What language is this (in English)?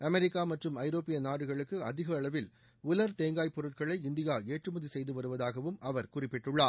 Tamil